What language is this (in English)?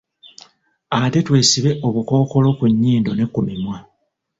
Ganda